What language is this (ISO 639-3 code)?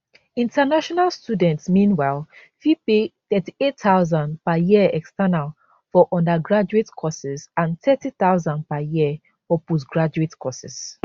pcm